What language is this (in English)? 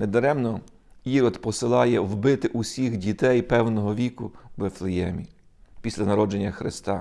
Ukrainian